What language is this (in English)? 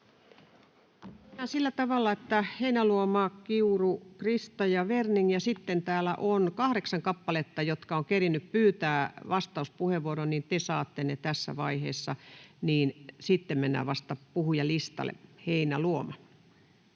Finnish